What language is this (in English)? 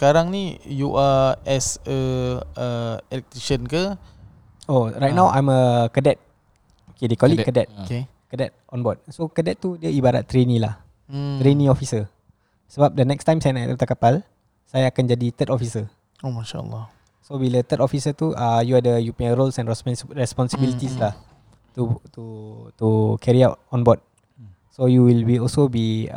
Malay